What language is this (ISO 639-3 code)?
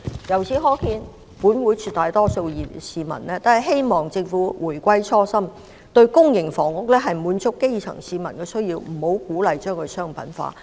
yue